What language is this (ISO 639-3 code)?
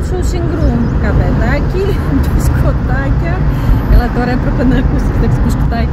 ell